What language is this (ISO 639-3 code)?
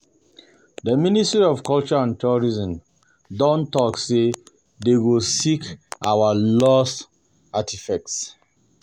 pcm